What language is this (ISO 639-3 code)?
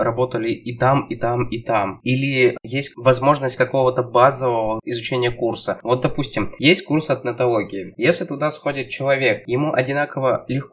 rus